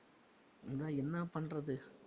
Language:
Tamil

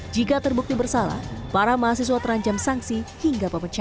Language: Indonesian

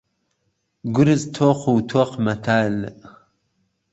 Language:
Central Kurdish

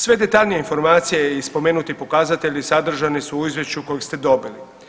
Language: Croatian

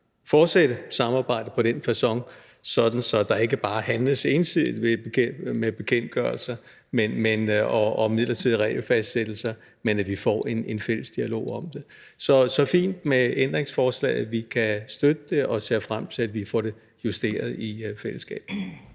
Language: Danish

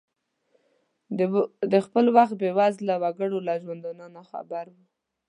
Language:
Pashto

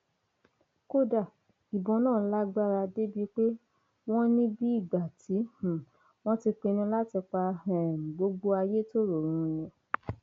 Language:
Yoruba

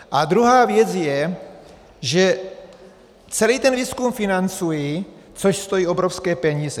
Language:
Czech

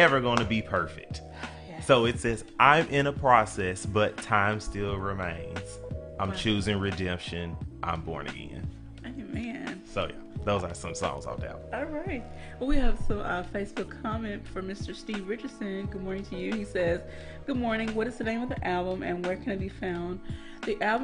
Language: English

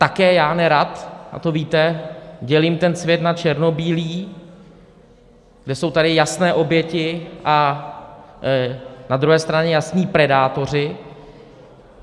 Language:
Czech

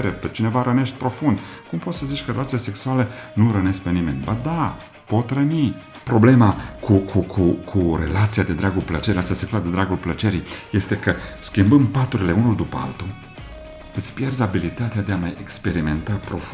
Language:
Romanian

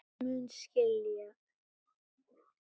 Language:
Icelandic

